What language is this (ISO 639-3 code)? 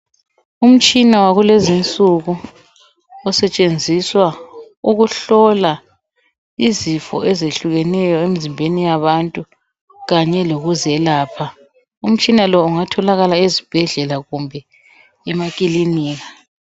nde